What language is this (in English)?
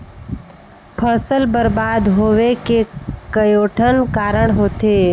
Chhattisgarhi